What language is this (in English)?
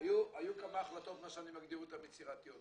Hebrew